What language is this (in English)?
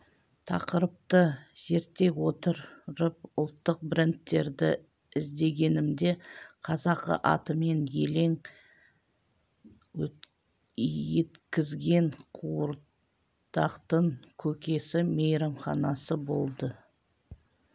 Kazakh